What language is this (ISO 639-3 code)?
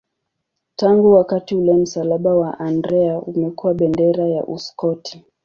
swa